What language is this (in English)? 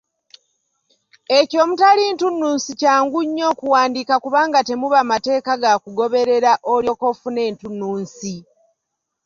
Ganda